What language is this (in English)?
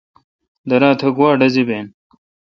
Kalkoti